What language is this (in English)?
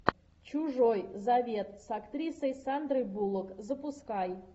Russian